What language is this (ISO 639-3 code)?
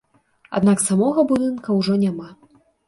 bel